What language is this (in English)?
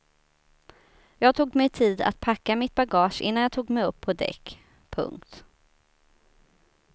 Swedish